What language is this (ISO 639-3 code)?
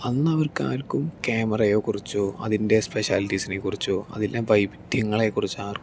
mal